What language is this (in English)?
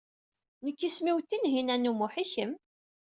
Kabyle